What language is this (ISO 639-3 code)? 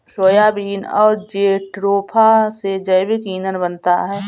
hin